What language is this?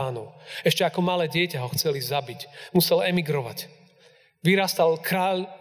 Slovak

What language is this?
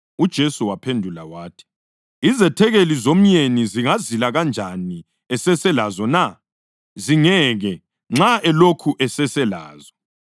North Ndebele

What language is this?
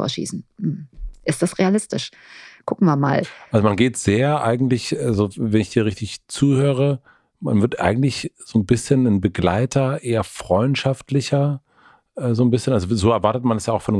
German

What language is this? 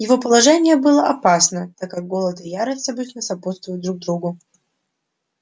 Russian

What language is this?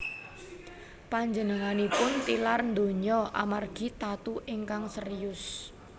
Javanese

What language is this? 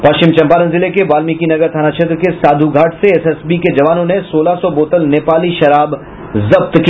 Hindi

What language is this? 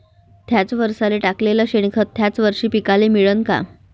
Marathi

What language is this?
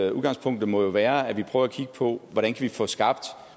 Danish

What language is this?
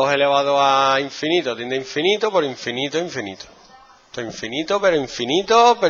Spanish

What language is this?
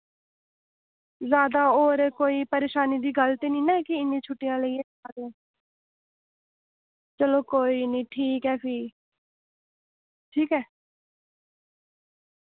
Dogri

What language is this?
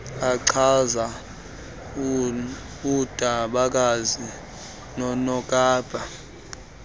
Xhosa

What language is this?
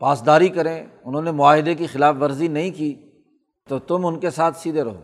Urdu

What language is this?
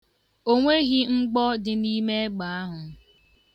Igbo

